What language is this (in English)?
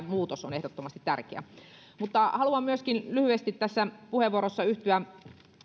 Finnish